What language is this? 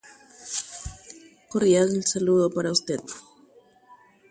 Guarani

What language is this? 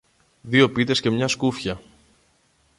Greek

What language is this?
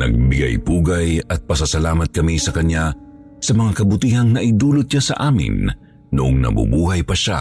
Filipino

